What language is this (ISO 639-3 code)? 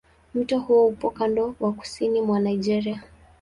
swa